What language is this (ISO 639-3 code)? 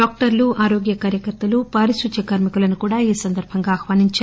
tel